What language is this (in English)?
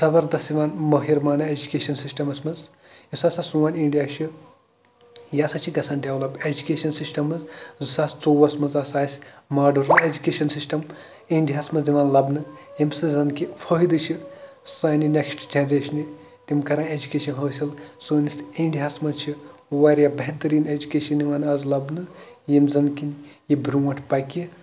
Kashmiri